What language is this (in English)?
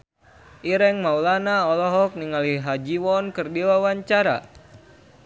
Sundanese